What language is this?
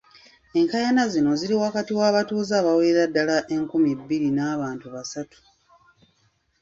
Ganda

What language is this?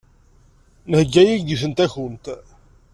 Kabyle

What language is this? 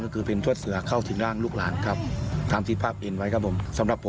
Thai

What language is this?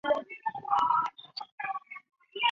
Chinese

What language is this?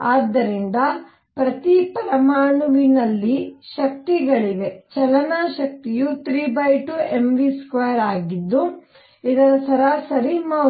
Kannada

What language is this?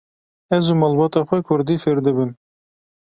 Kurdish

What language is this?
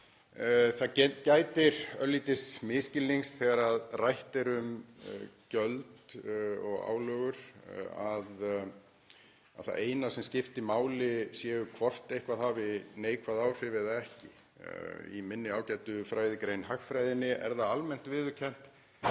Icelandic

